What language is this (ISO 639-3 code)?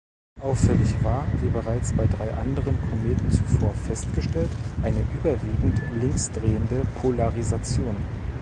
deu